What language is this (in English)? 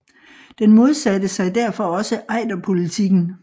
Danish